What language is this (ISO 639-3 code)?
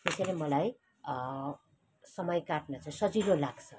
nep